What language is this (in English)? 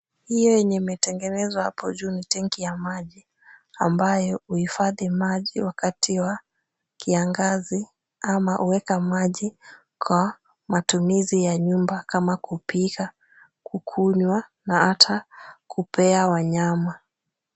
Swahili